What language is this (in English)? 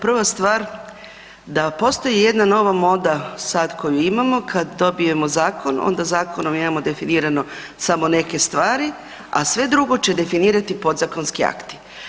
Croatian